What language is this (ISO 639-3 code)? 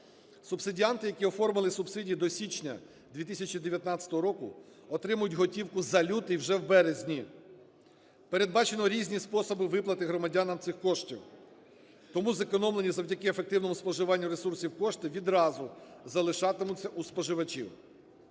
ukr